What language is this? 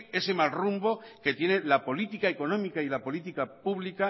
Spanish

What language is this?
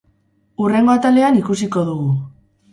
Basque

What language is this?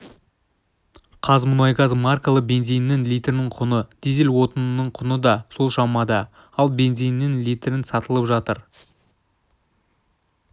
Kazakh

